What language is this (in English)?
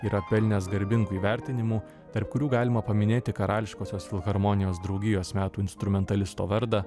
Lithuanian